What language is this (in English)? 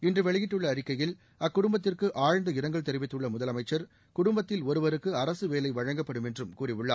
Tamil